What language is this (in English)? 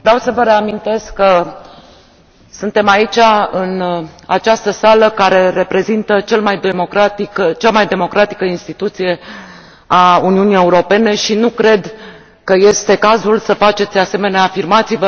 Romanian